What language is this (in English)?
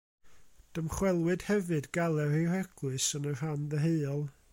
Welsh